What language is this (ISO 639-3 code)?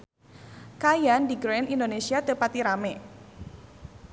sun